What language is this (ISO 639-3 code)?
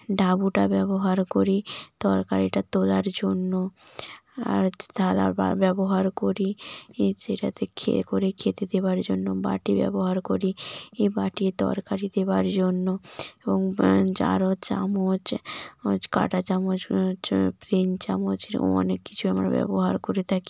ben